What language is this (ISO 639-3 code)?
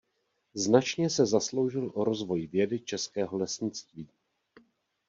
ces